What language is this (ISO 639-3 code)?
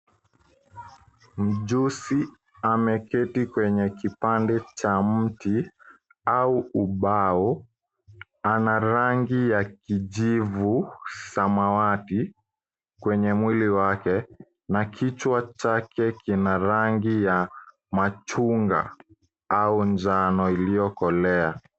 swa